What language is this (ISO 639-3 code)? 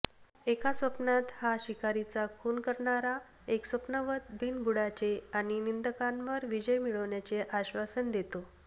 mar